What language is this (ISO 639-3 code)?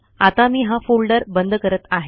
mar